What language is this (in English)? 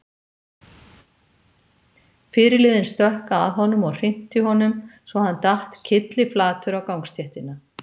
Icelandic